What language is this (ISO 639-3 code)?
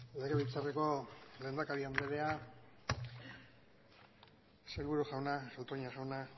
eus